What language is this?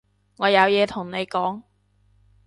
Cantonese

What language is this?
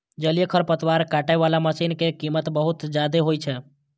Maithili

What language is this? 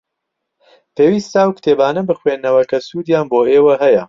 Central Kurdish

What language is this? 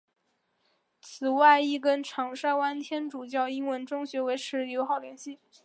Chinese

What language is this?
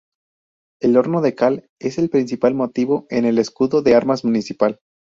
Spanish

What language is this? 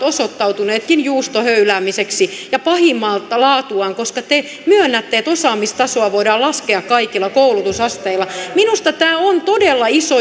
Finnish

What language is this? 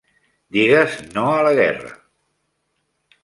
Catalan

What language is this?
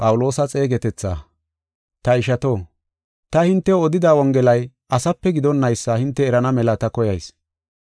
Gofa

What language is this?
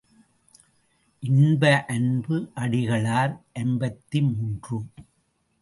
Tamil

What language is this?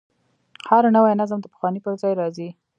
Pashto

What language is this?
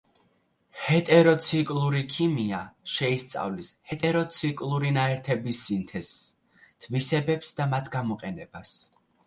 Georgian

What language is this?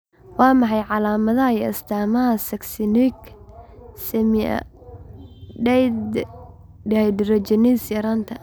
Somali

